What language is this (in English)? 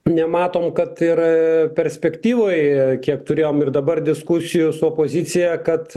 Lithuanian